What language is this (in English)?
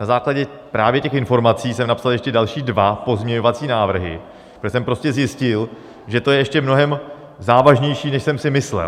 Czech